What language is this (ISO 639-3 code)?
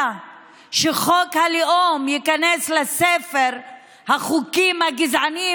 heb